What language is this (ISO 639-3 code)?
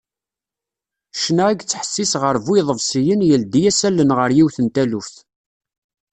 kab